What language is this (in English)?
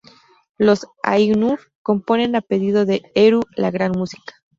Spanish